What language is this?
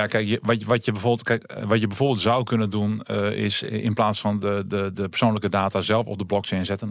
Dutch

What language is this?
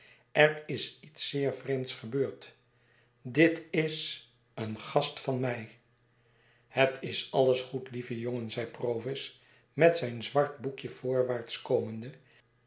Dutch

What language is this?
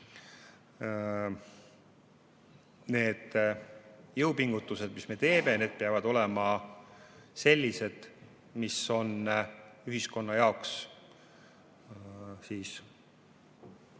Estonian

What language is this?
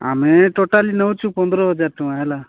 Odia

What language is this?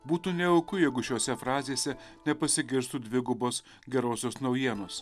Lithuanian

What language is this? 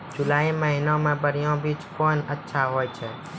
Maithili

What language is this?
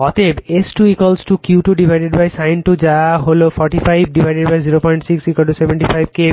Bangla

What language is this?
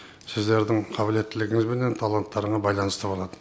Kazakh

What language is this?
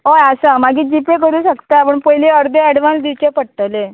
Konkani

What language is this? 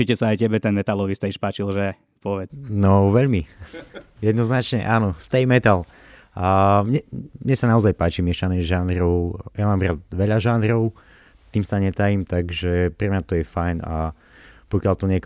Slovak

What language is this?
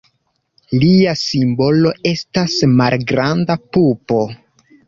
Esperanto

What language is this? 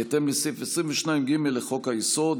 Hebrew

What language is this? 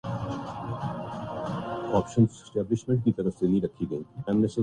Urdu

